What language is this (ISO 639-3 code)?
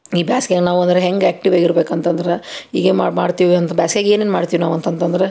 kan